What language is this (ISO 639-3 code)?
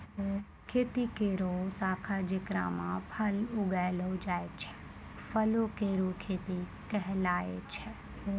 mai